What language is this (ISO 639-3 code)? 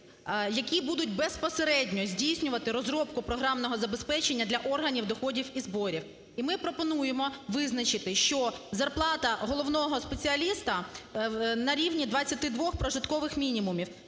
ukr